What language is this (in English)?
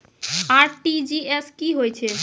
Maithili